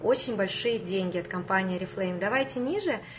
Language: Russian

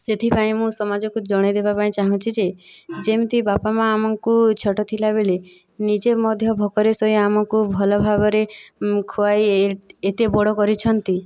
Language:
Odia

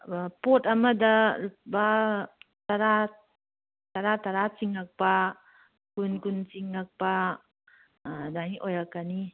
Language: Manipuri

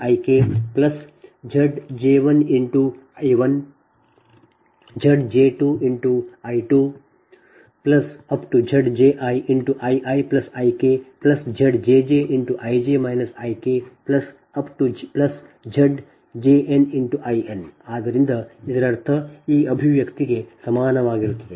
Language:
Kannada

